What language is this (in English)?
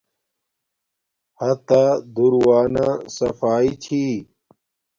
Domaaki